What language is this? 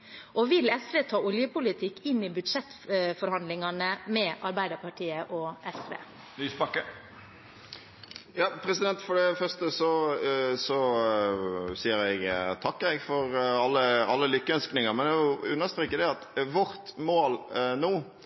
Norwegian Bokmål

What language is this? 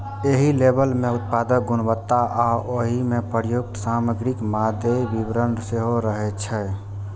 Maithili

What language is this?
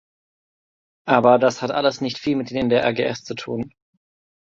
German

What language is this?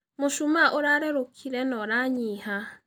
Kikuyu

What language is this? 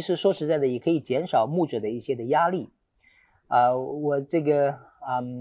Chinese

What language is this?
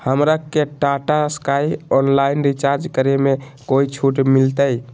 Magahi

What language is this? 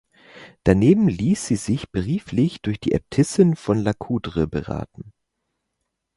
German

